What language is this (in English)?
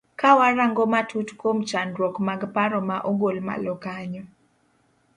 Luo (Kenya and Tanzania)